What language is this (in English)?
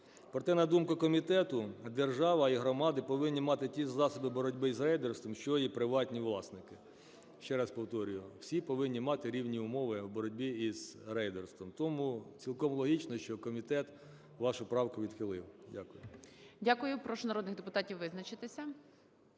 Ukrainian